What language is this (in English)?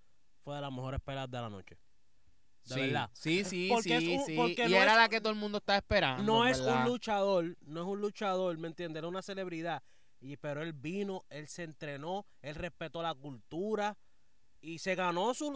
Spanish